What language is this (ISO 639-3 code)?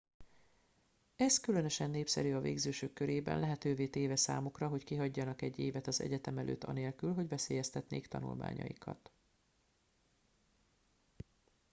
hun